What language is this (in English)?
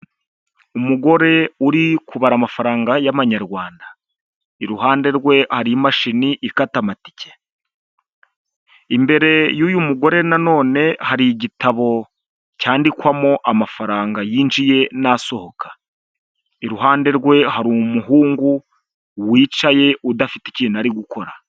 Kinyarwanda